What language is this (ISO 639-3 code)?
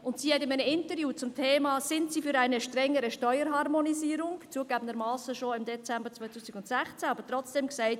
gsw